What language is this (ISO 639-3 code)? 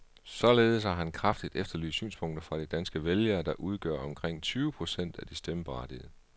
dan